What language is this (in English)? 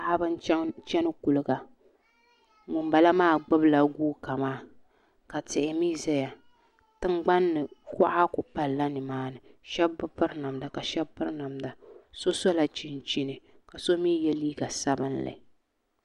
Dagbani